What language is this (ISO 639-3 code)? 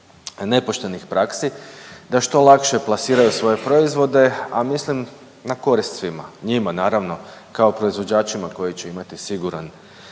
hrv